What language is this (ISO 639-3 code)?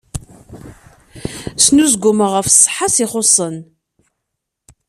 kab